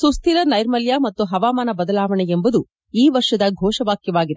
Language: Kannada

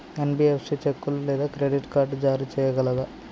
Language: Telugu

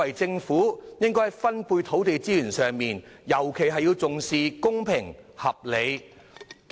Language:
Cantonese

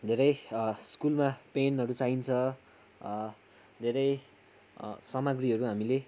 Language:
Nepali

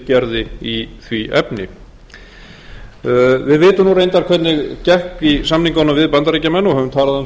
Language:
Icelandic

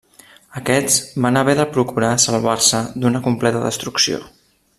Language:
Catalan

